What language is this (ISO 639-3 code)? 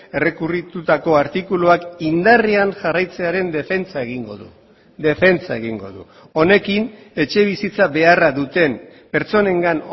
eus